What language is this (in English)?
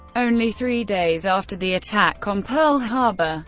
English